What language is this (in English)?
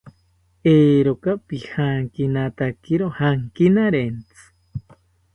South Ucayali Ashéninka